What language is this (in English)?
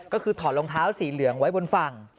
Thai